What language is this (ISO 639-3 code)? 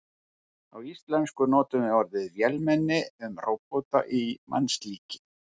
isl